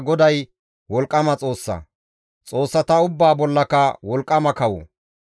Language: Gamo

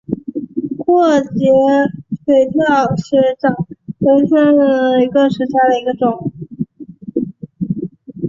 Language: Chinese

